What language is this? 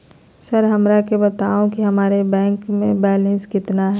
Magahi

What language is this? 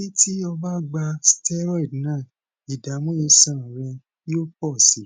Yoruba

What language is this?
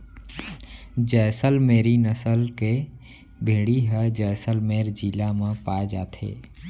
Chhattisgarhi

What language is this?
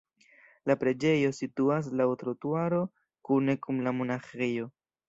Esperanto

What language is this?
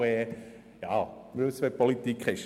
Swiss German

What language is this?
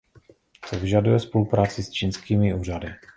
Czech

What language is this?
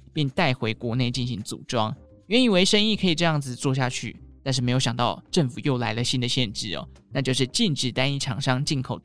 Chinese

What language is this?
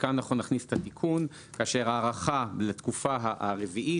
Hebrew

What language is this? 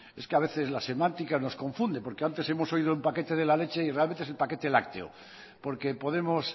Spanish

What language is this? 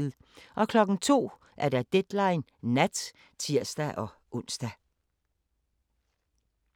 Danish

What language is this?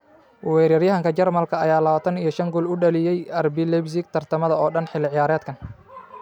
Somali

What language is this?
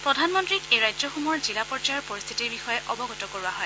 Assamese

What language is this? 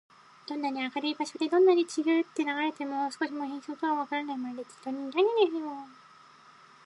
Japanese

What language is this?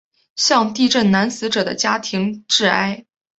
Chinese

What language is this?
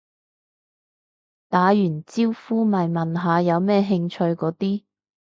Cantonese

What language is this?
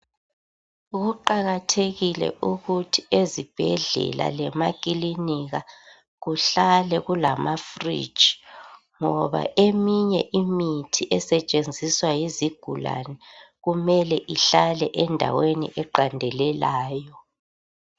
North Ndebele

